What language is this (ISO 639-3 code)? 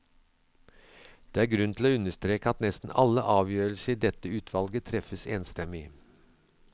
nor